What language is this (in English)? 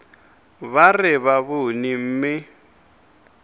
Northern Sotho